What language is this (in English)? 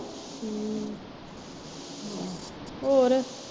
Punjabi